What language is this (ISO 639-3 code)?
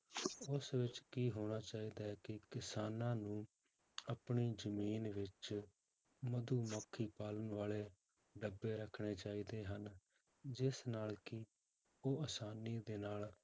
pan